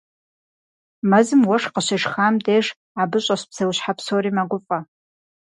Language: Kabardian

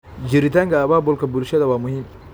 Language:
Somali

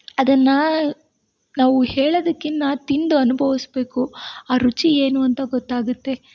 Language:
Kannada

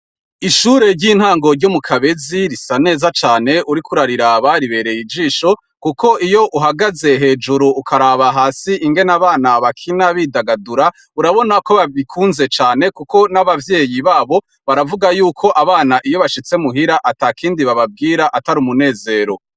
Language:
Rundi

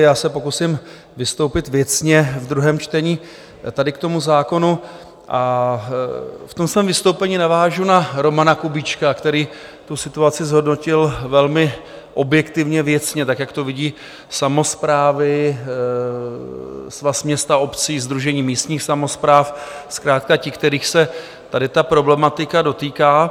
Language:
Czech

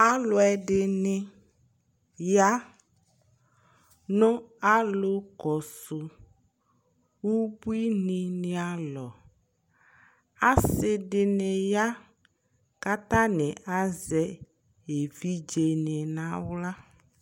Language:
Ikposo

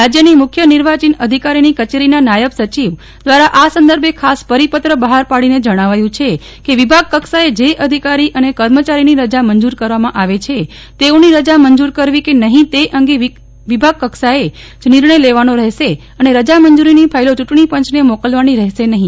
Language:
Gujarati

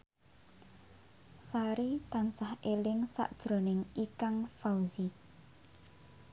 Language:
Javanese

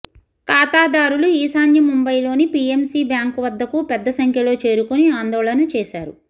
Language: Telugu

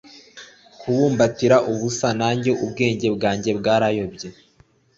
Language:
Kinyarwanda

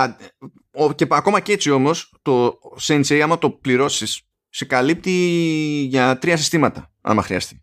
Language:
Greek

